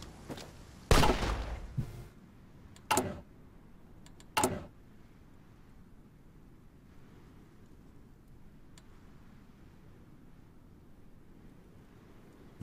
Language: Polish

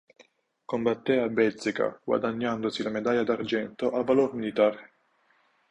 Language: Italian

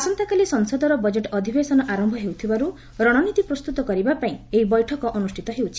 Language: Odia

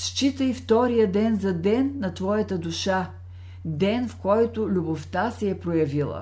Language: Bulgarian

